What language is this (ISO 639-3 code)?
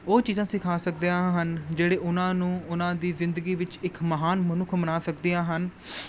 pan